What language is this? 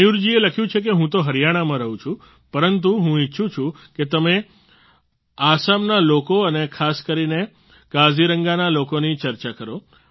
Gujarati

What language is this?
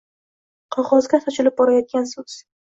Uzbek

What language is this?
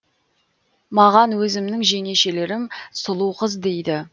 Kazakh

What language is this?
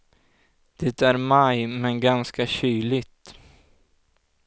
Swedish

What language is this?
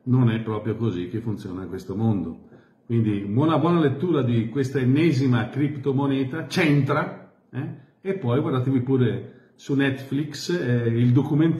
Italian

